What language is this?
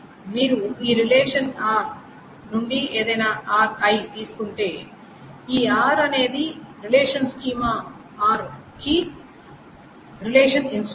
Telugu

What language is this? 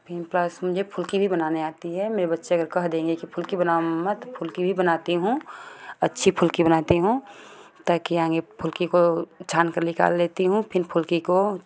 Hindi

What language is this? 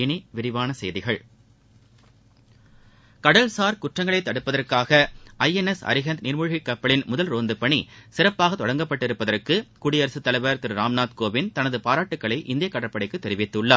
Tamil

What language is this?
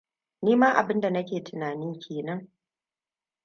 Hausa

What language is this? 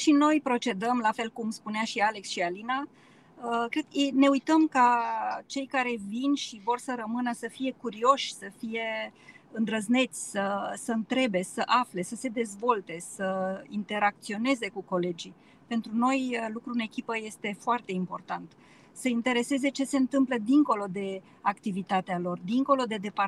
Romanian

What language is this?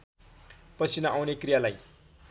Nepali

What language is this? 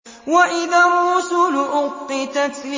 Arabic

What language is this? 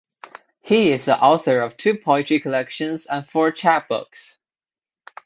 English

